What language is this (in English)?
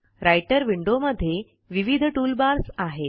Marathi